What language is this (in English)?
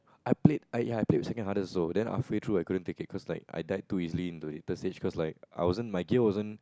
English